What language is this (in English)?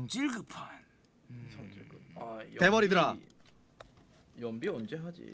Korean